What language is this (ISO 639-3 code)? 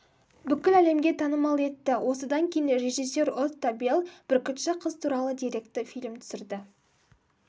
kaz